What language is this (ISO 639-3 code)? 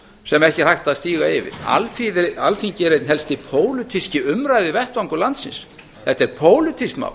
isl